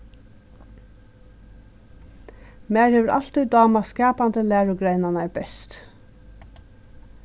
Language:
Faroese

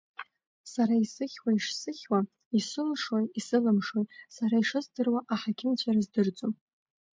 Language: Abkhazian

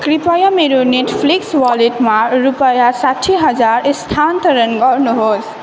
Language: Nepali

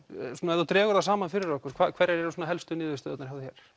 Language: Icelandic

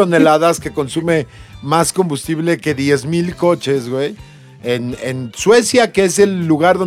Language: Spanish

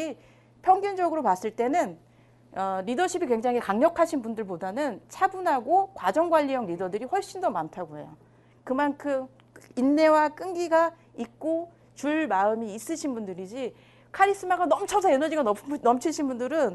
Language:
Korean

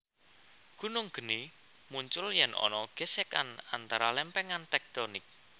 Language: Javanese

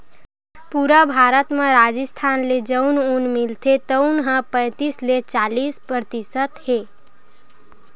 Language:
Chhattisgarhi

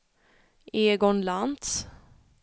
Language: Swedish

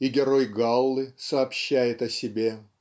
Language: Russian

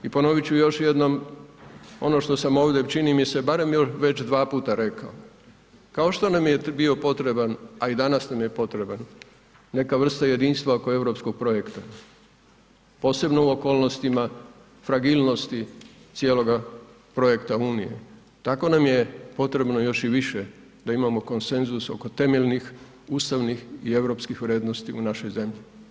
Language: Croatian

